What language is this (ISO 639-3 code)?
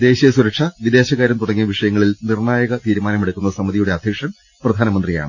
mal